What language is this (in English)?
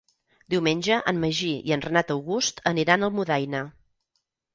Catalan